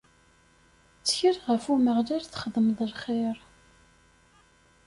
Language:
Kabyle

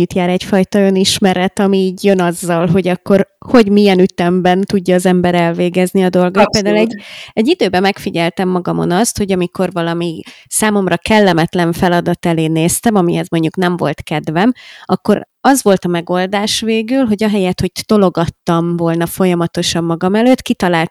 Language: Hungarian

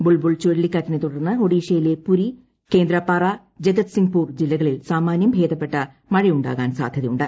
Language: Malayalam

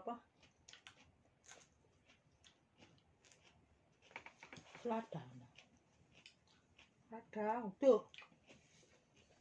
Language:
Indonesian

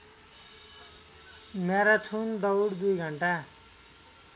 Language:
Nepali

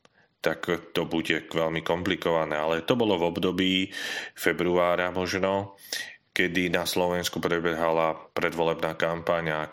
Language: Slovak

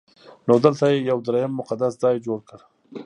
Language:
Pashto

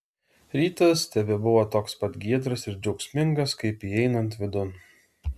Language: Lithuanian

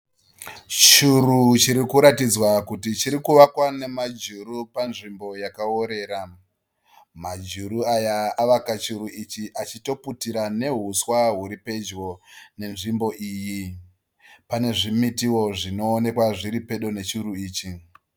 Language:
Shona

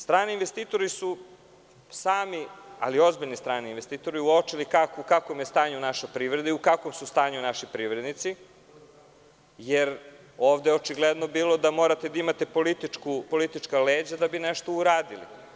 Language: Serbian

